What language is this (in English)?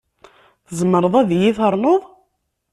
Kabyle